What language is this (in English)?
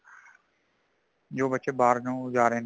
Punjabi